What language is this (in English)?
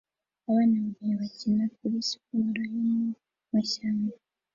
Kinyarwanda